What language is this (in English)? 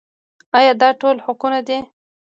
Pashto